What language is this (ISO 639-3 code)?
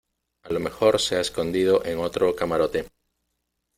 spa